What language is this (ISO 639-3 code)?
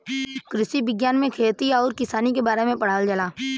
bho